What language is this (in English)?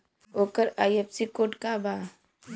Bhojpuri